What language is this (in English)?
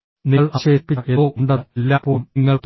Malayalam